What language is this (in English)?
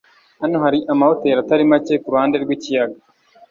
Kinyarwanda